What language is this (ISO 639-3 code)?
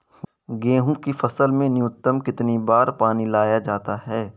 hin